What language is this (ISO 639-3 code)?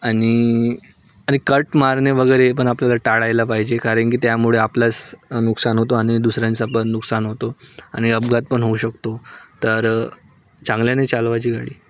mar